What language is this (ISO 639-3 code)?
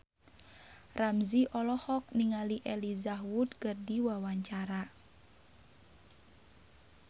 sun